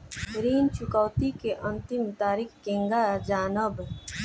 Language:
Bhojpuri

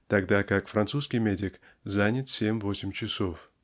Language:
Russian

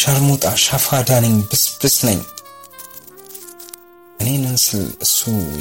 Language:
Amharic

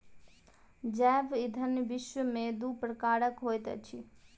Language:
Maithili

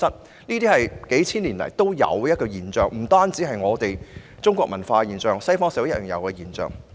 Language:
Cantonese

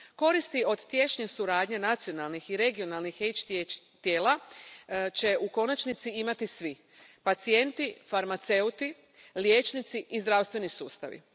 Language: Croatian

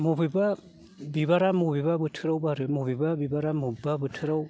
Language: Bodo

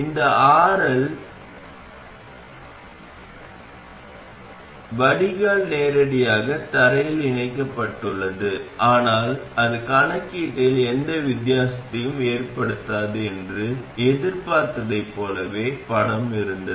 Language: Tamil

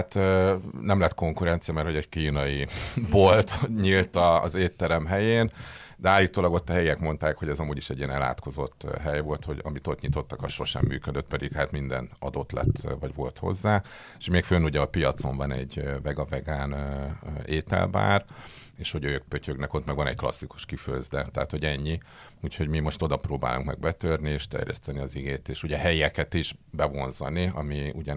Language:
Hungarian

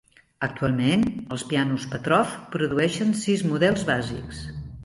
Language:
Catalan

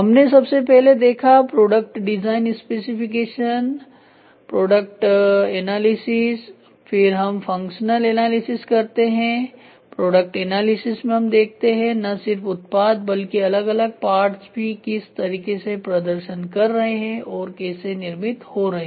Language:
Hindi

